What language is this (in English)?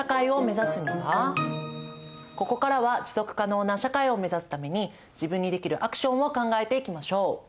Japanese